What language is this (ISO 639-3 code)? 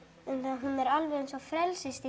isl